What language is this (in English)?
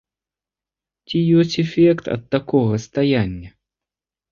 Belarusian